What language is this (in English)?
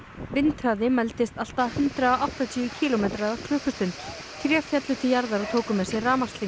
Icelandic